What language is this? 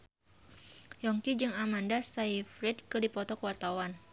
Sundanese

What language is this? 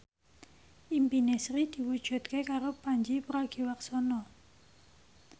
Javanese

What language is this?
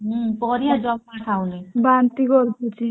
Odia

